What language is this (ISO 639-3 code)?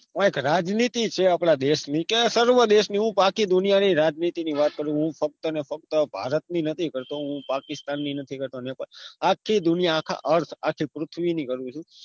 guj